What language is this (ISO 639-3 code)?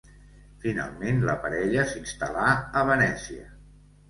cat